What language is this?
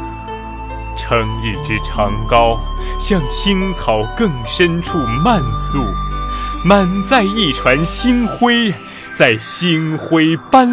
Chinese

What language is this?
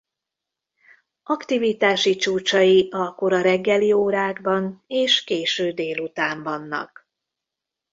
Hungarian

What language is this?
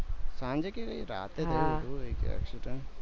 Gujarati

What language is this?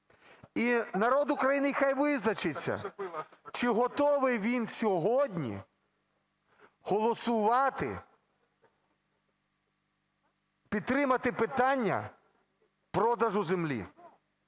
Ukrainian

